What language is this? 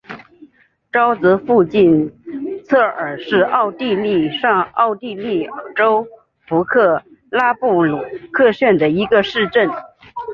Chinese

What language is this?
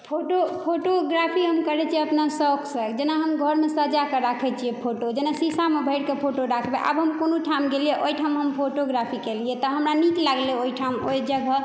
Maithili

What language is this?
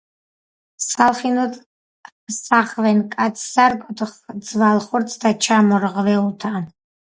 Georgian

